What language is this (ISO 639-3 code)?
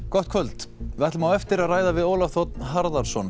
isl